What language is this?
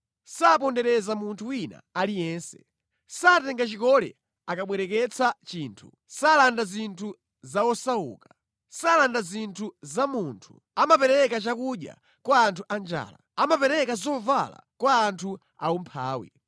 Nyanja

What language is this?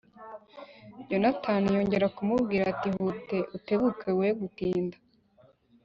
Kinyarwanda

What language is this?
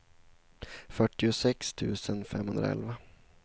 Swedish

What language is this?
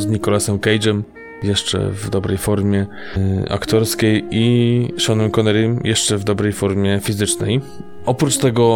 Polish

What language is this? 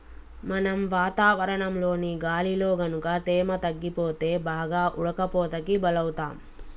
Telugu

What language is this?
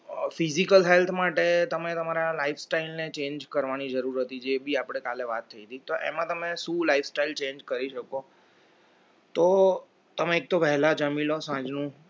Gujarati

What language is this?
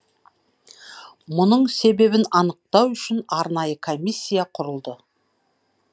Kazakh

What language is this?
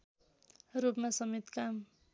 Nepali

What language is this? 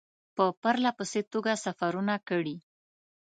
Pashto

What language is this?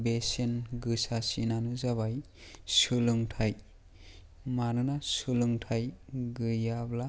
Bodo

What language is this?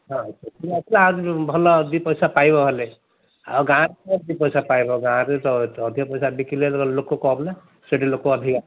Odia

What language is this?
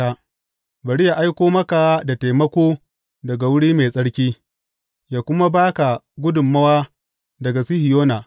Hausa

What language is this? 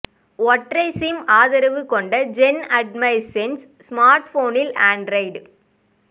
Tamil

